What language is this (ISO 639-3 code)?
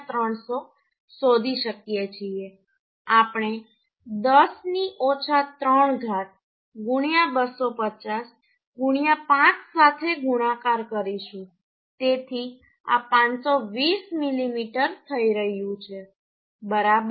guj